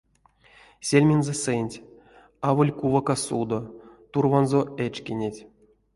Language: Erzya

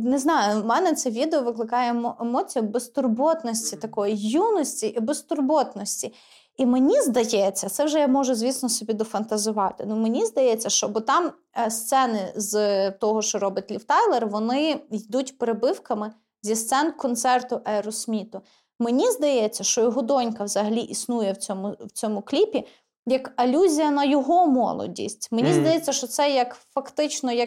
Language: Ukrainian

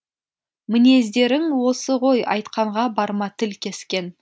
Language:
Kazakh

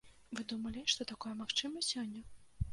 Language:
Belarusian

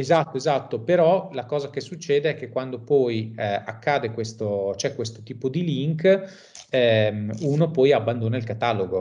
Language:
Italian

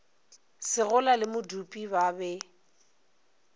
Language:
Northern Sotho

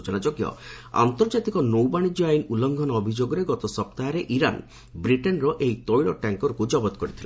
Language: Odia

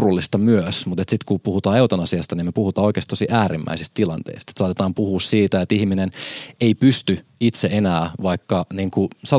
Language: Finnish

